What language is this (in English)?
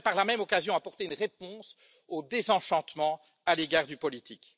French